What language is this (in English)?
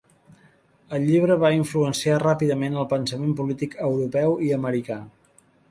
Catalan